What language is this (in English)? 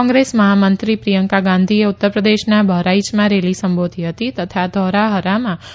Gujarati